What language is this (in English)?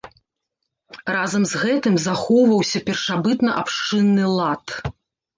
Belarusian